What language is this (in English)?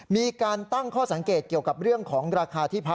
Thai